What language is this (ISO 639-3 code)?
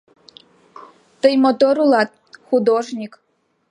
chm